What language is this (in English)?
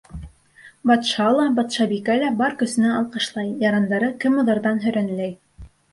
Bashkir